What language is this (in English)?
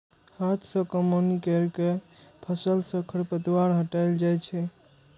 Maithili